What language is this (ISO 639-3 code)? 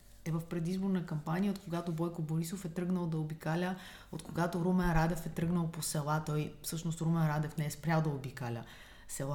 bul